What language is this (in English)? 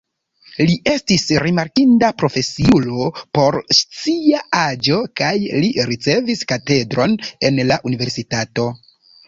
Esperanto